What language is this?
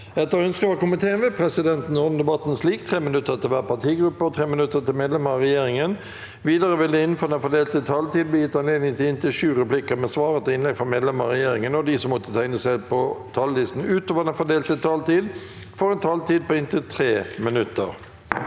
Norwegian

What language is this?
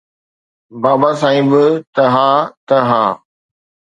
Sindhi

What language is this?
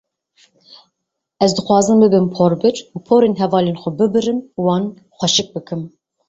Kurdish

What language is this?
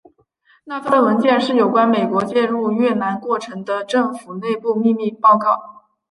Chinese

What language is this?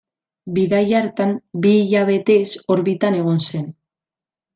Basque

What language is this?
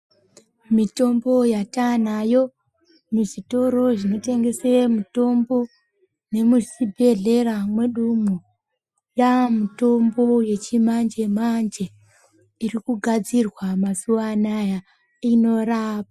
Ndau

